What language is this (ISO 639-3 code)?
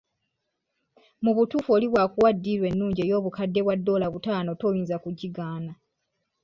lug